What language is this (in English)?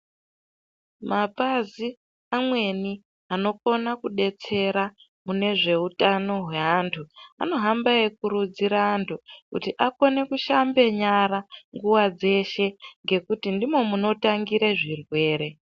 Ndau